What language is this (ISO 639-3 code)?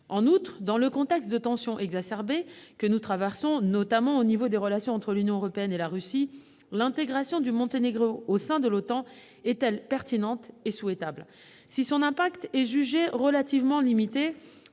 fra